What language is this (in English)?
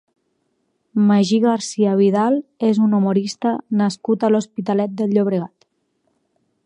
Catalan